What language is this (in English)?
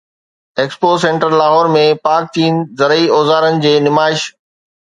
Sindhi